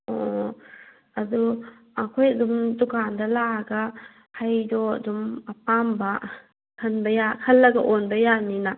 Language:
Manipuri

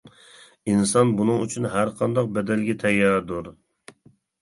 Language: Uyghur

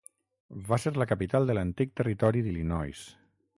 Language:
Catalan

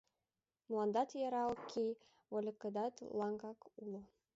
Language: Mari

